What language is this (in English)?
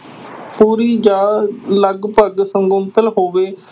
Punjabi